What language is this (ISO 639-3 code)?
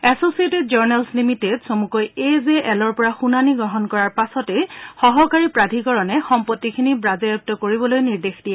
asm